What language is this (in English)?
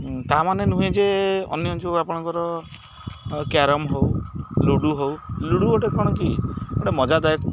Odia